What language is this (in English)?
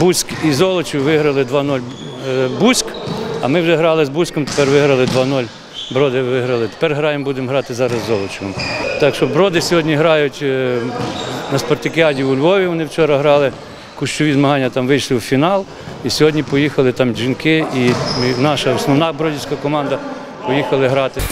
Ukrainian